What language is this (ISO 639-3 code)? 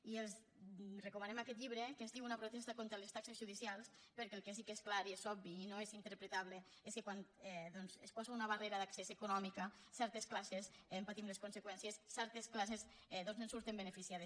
cat